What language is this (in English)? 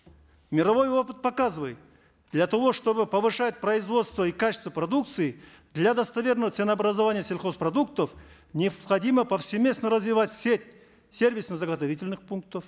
Kazakh